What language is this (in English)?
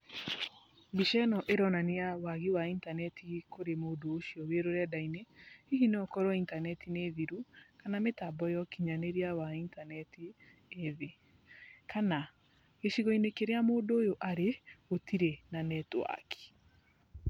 Kikuyu